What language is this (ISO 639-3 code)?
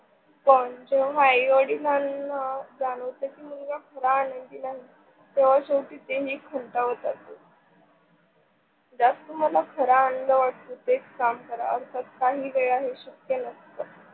mar